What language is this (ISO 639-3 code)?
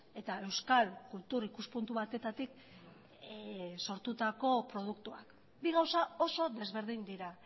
eus